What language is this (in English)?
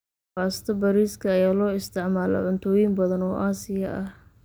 Somali